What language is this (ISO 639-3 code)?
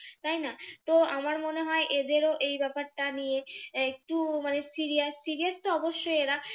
ben